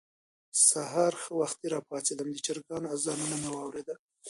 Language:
Pashto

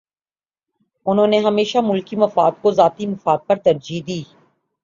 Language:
Urdu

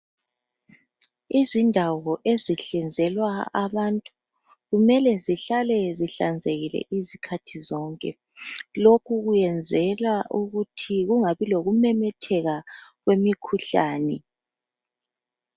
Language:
North Ndebele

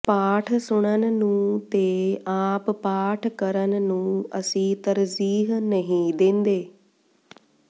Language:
Punjabi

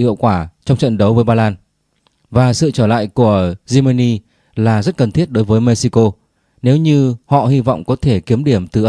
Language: Vietnamese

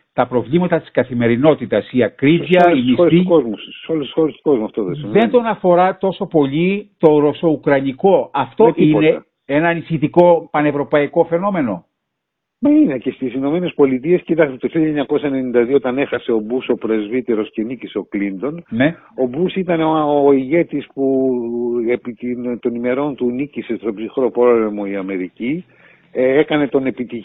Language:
Greek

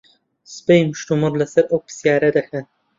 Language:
Central Kurdish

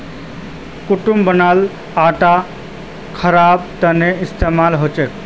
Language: Magahi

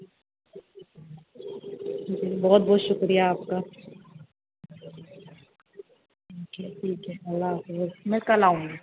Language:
Urdu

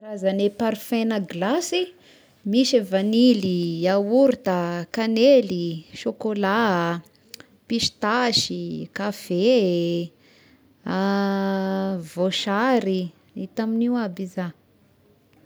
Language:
Tesaka Malagasy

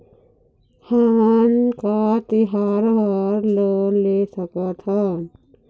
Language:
Chhattisgarhi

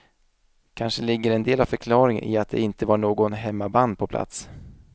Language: Swedish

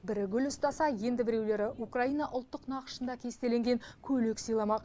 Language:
Kazakh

